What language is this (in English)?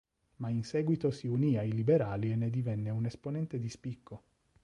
Italian